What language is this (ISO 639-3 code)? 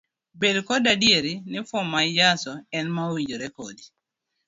luo